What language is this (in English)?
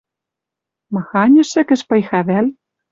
Western Mari